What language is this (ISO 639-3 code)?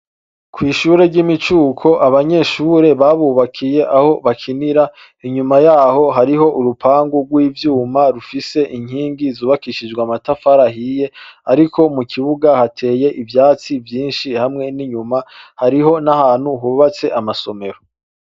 run